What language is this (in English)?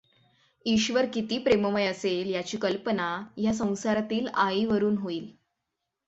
Marathi